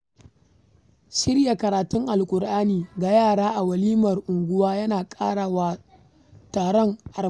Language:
Hausa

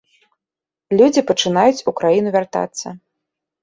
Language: Belarusian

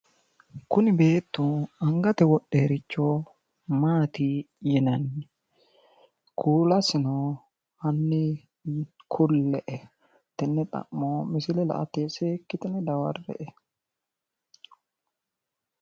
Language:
Sidamo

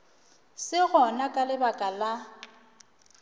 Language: Northern Sotho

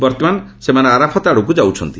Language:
Odia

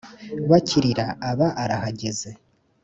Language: Kinyarwanda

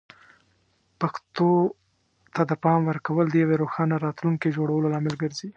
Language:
Pashto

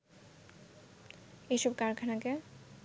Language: Bangla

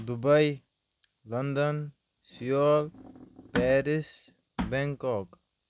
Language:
Kashmiri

